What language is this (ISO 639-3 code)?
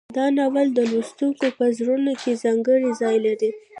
pus